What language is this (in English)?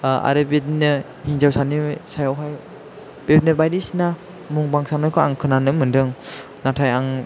Bodo